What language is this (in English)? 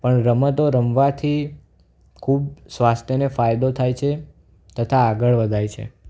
Gujarati